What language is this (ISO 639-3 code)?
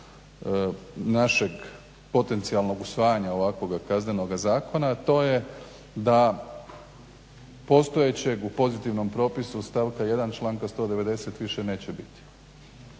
hrv